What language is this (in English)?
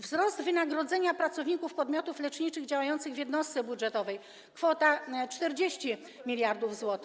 Polish